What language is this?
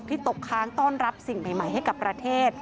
Thai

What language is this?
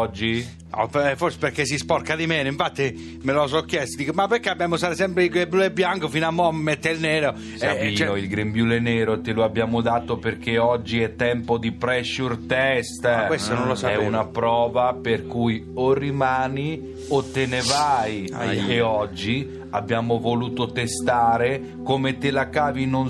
Italian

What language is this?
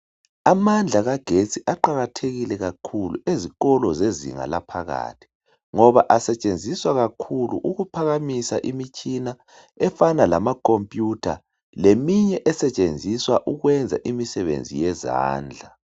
North Ndebele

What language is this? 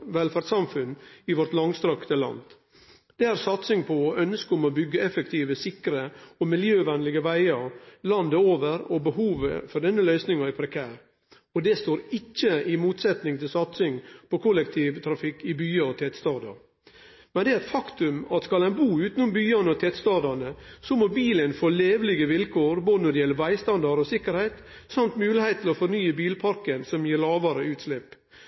Norwegian Nynorsk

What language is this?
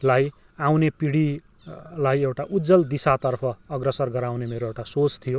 Nepali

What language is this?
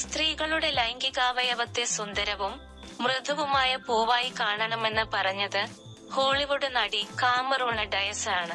Malayalam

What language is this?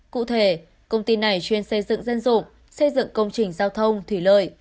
Vietnamese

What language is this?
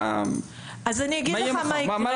Hebrew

